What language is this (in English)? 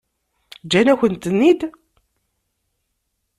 Kabyle